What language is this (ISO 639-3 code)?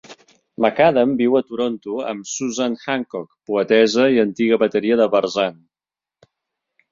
cat